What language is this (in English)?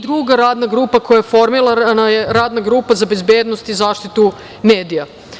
Serbian